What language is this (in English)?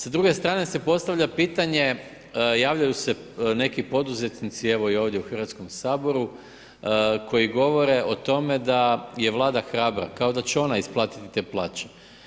Croatian